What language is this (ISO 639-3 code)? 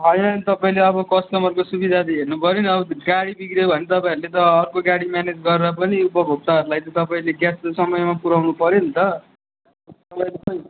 nep